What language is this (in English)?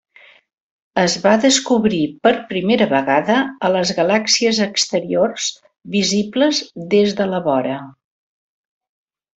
Catalan